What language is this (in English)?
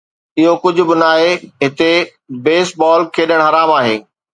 Sindhi